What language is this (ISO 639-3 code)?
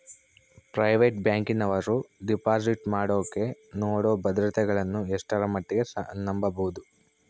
kan